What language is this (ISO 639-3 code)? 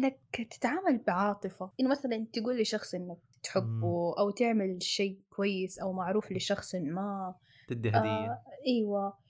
ara